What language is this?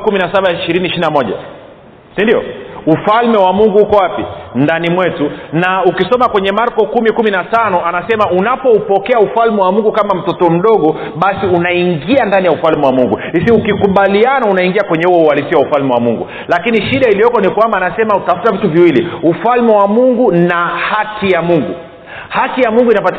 Swahili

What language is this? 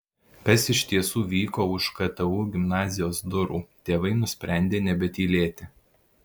Lithuanian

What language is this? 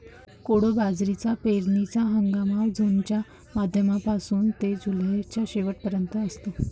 Marathi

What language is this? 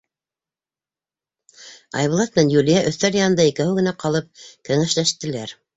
Bashkir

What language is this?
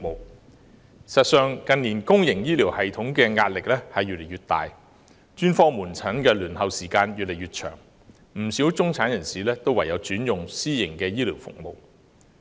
Cantonese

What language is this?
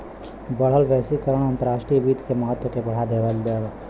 Bhojpuri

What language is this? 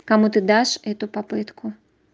Russian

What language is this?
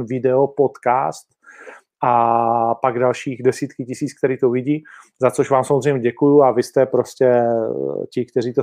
Czech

